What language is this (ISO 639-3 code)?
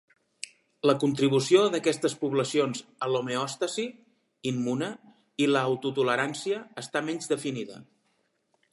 cat